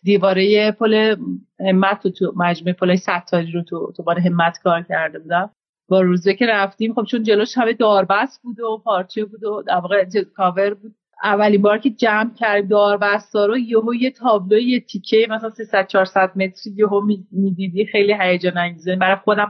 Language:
Persian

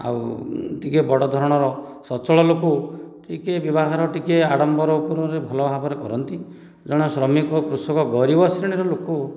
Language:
Odia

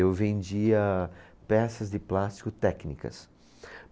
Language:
Portuguese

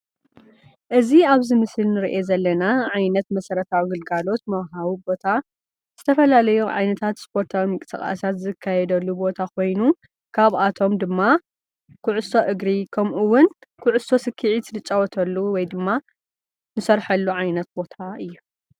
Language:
Tigrinya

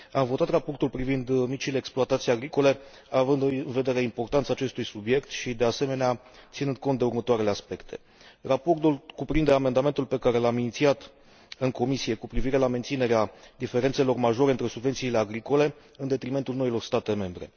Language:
Romanian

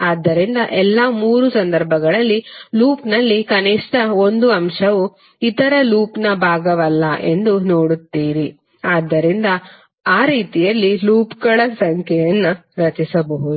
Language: Kannada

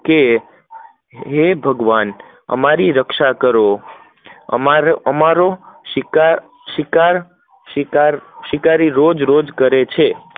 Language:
Gujarati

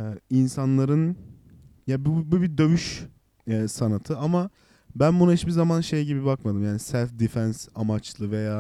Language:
Turkish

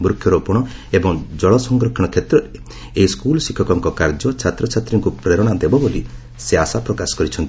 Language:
Odia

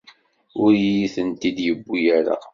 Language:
Kabyle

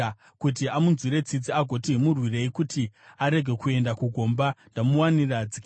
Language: Shona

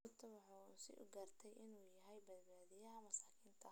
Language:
Somali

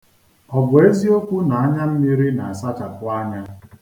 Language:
Igbo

